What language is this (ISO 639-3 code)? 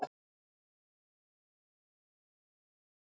isl